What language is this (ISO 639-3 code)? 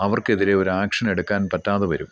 mal